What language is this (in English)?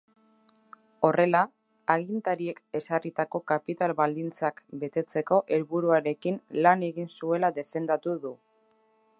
Basque